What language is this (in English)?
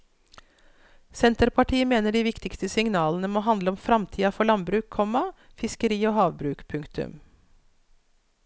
Norwegian